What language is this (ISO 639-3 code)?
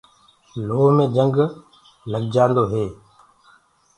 ggg